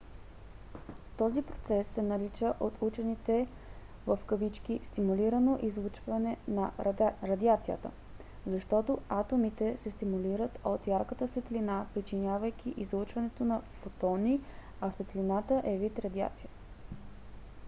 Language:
Bulgarian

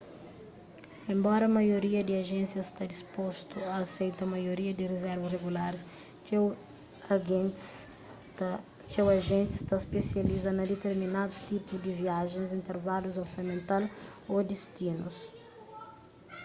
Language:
Kabuverdianu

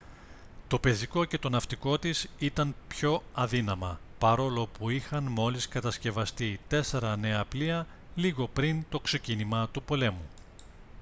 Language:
Greek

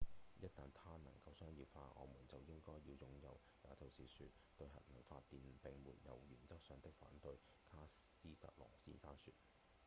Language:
Cantonese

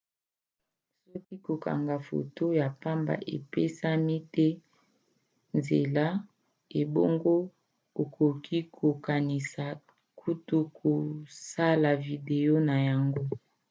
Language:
Lingala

